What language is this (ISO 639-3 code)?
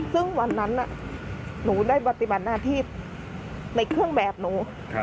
tha